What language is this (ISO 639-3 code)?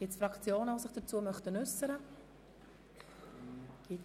gsw